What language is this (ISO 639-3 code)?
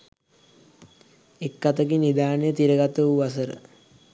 sin